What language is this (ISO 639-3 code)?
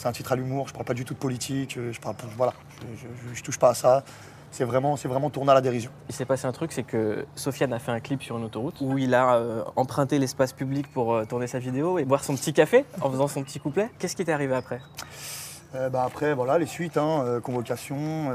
fra